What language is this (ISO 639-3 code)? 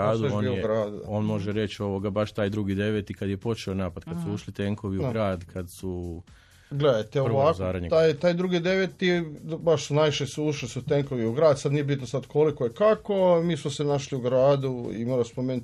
hrv